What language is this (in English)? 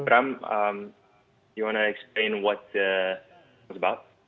Indonesian